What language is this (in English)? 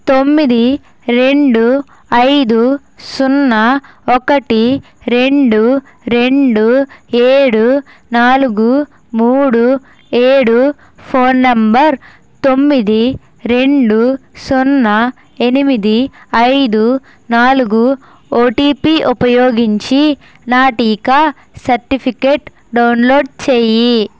Telugu